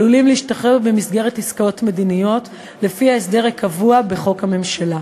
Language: Hebrew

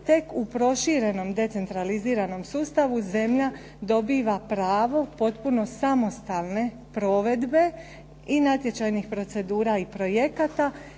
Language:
Croatian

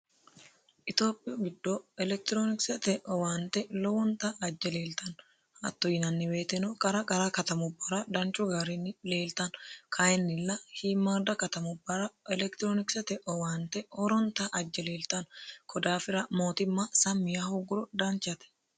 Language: Sidamo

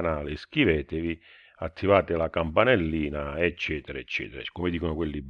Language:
Italian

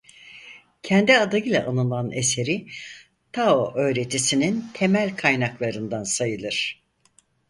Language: Turkish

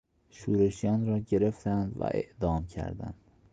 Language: Persian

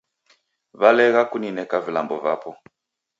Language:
Taita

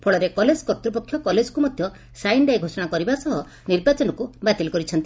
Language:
Odia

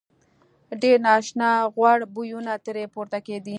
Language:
Pashto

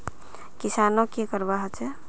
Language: Magahi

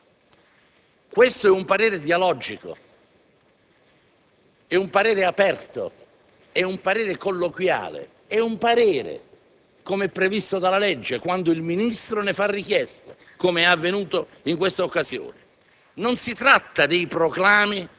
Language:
Italian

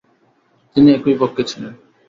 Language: Bangla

